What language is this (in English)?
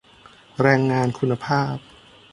Thai